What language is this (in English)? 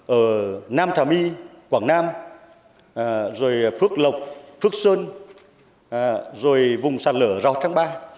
Vietnamese